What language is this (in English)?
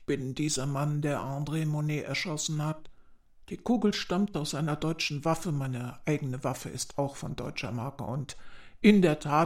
German